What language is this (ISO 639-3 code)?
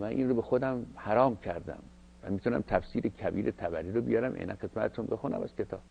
fas